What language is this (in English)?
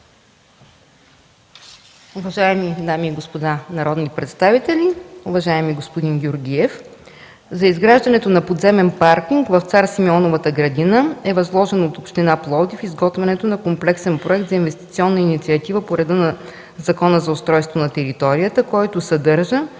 Bulgarian